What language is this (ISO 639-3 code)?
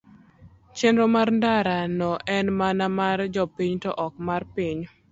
luo